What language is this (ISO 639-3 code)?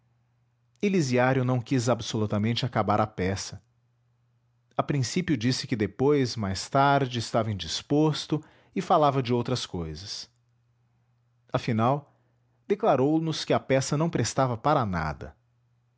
por